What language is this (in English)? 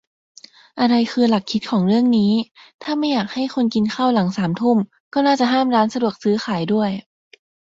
Thai